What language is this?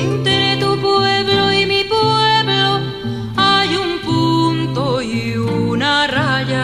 Spanish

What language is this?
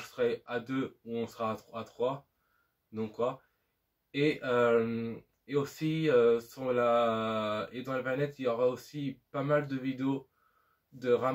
French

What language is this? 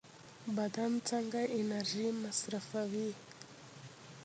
Pashto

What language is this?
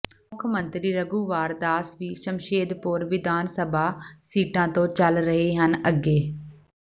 Punjabi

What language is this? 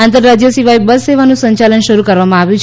Gujarati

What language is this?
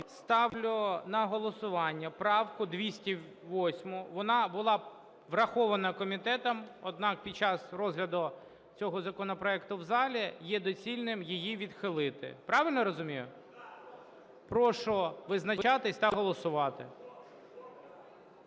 Ukrainian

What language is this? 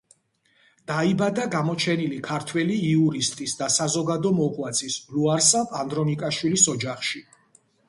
Georgian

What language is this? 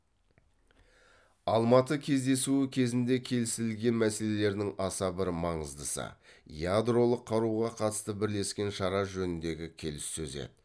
Kazakh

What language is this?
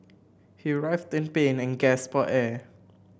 English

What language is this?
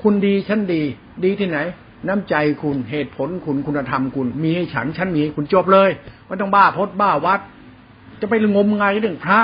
Thai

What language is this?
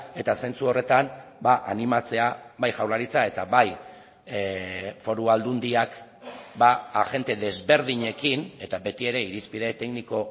Basque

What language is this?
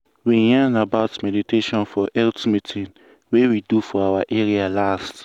Nigerian Pidgin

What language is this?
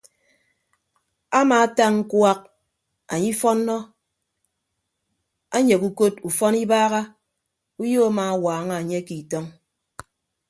Ibibio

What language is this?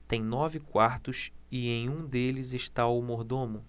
Portuguese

